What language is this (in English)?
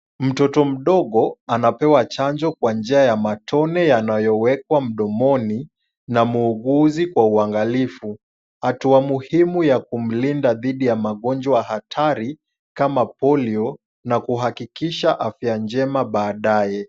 Swahili